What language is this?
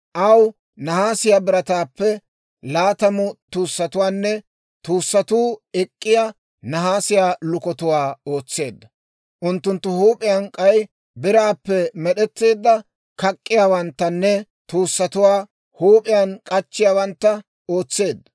Dawro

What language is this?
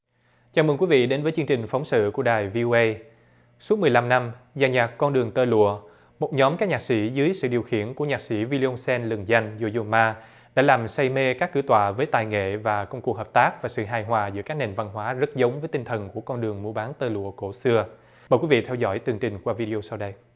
Vietnamese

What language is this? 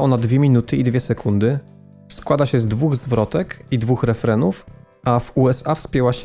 Polish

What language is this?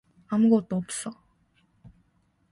Korean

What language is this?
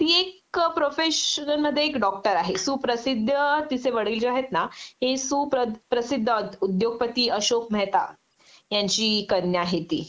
Marathi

